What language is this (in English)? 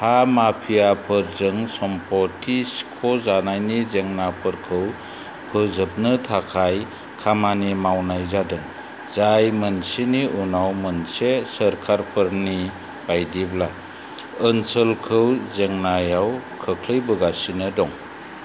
Bodo